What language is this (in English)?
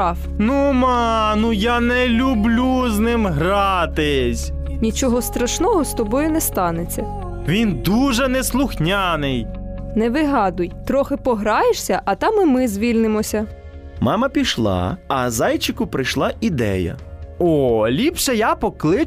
Ukrainian